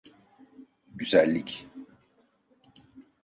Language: Turkish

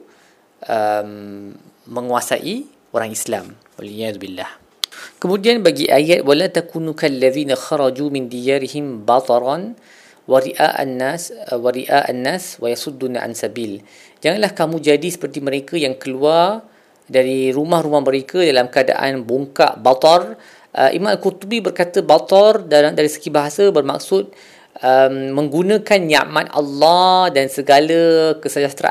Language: Malay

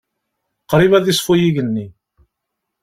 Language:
Kabyle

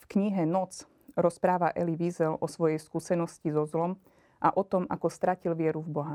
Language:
Slovak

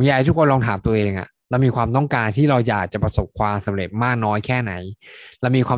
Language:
Thai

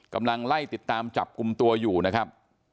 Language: Thai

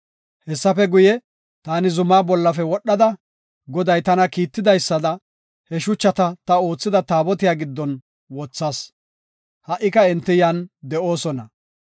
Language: Gofa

